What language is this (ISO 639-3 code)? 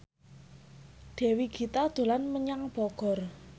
jav